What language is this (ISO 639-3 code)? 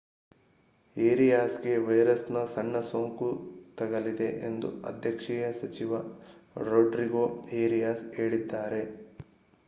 kan